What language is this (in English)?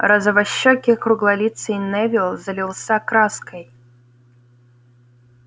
Russian